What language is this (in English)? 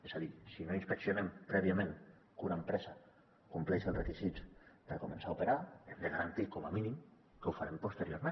Catalan